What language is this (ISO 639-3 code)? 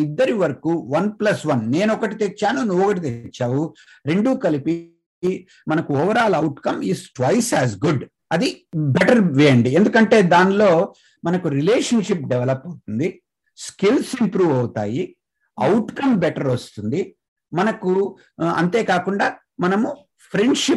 tel